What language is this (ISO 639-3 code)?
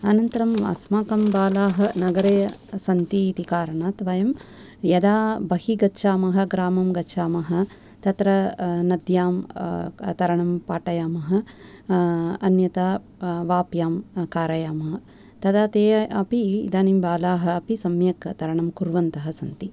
san